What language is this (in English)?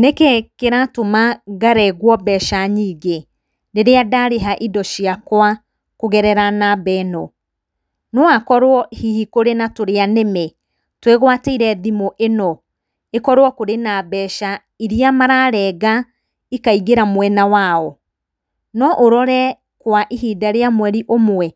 Kikuyu